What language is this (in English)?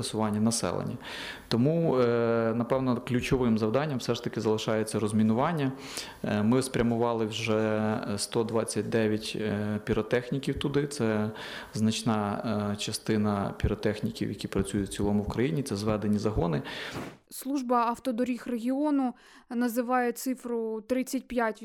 Ukrainian